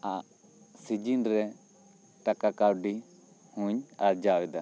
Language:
Santali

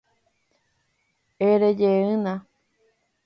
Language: Guarani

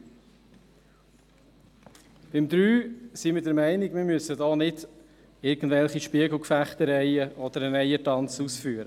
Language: Swiss German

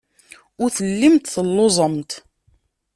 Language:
Kabyle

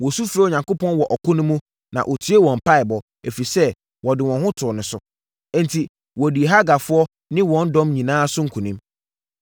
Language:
Akan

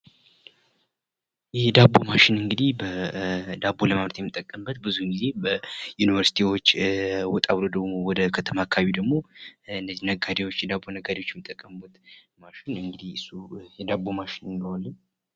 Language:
Amharic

